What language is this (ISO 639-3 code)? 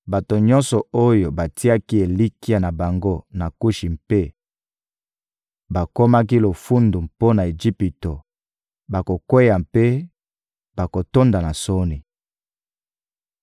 lin